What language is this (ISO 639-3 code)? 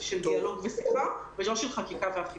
heb